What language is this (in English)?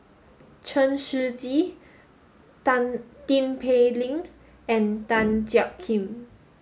English